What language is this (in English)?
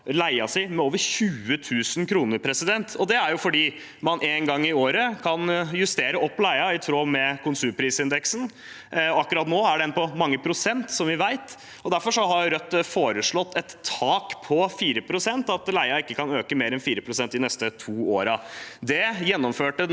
Norwegian